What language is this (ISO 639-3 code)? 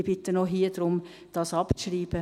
gsw